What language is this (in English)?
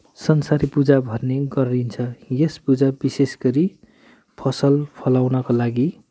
Nepali